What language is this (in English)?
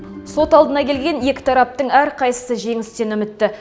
Kazakh